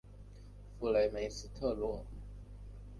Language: Chinese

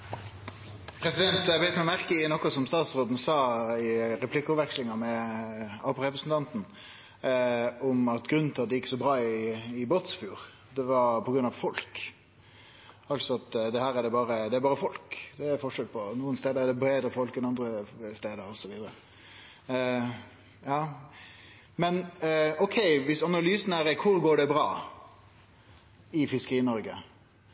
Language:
Norwegian Nynorsk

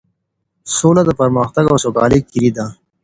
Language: Pashto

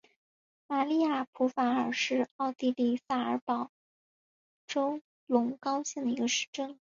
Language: Chinese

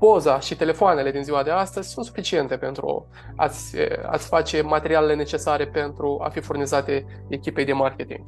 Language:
Romanian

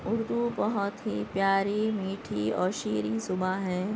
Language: Urdu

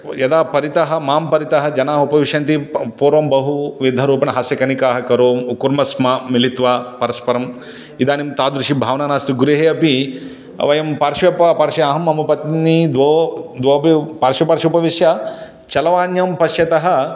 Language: Sanskrit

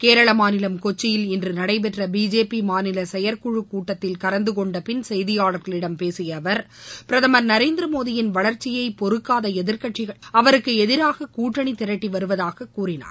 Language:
Tamil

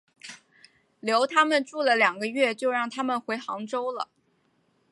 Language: Chinese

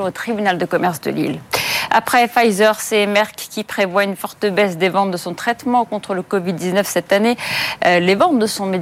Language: French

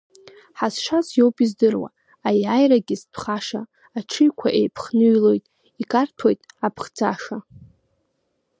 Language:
Abkhazian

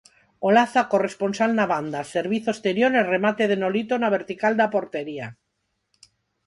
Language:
Galician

